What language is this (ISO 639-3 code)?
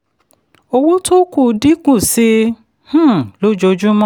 yor